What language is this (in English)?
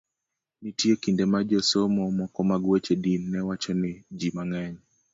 Luo (Kenya and Tanzania)